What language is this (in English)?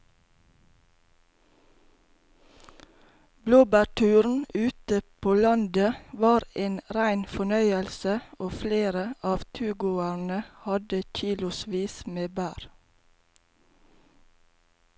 Norwegian